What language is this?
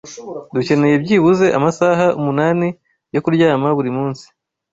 Kinyarwanda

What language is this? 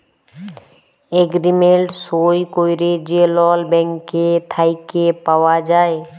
Bangla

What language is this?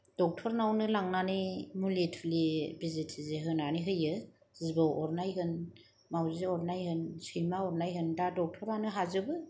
Bodo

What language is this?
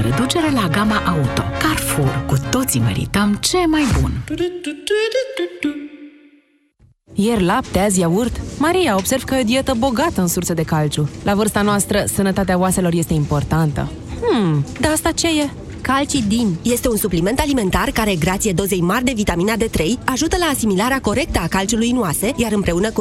Romanian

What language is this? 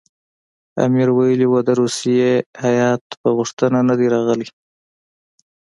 Pashto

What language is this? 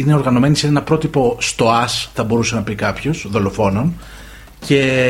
Greek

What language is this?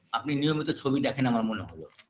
Bangla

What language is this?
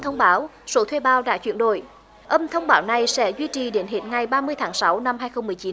Vietnamese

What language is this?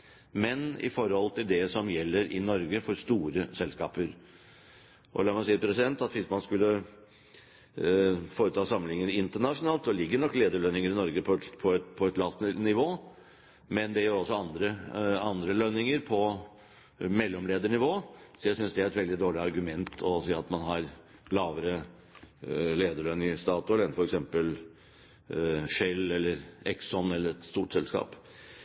Norwegian Bokmål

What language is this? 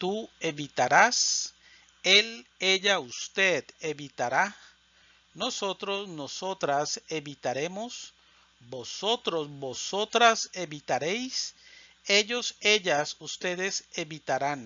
Spanish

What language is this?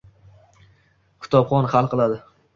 Uzbek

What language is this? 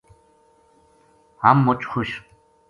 Gujari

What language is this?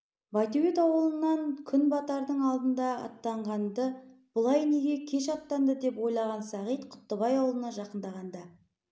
Kazakh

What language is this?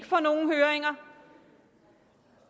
Danish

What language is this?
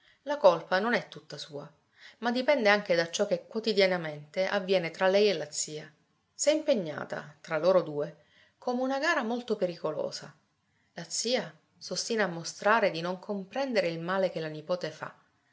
Italian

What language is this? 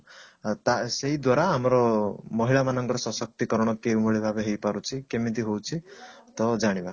Odia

